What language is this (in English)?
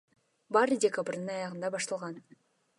Kyrgyz